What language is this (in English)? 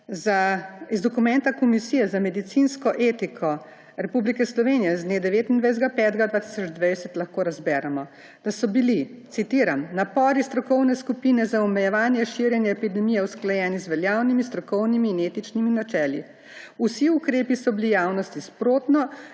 Slovenian